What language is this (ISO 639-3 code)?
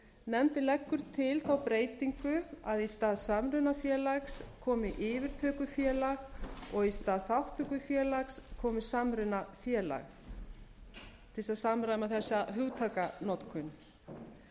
isl